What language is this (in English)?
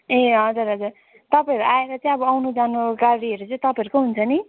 Nepali